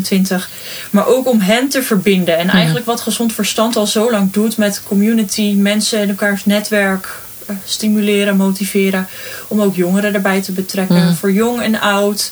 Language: Dutch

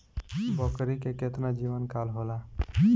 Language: Bhojpuri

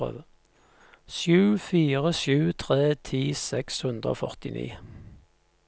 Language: Norwegian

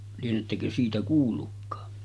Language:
Finnish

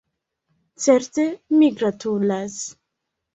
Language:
Esperanto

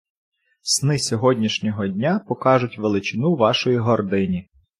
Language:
Ukrainian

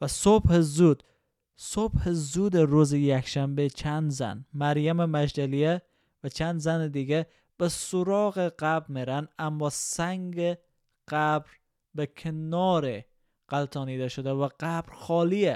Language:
Persian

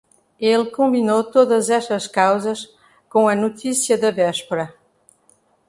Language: Portuguese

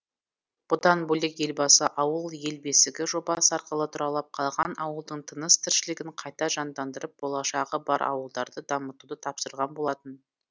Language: Kazakh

